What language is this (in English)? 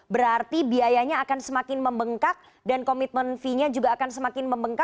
Indonesian